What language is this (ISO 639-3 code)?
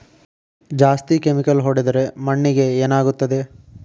kan